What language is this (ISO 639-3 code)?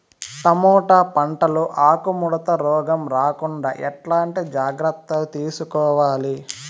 tel